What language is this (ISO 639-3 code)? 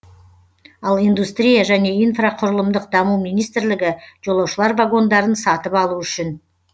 kaz